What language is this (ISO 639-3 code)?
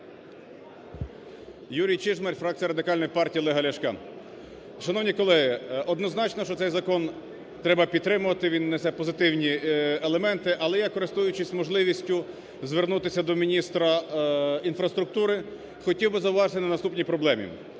ukr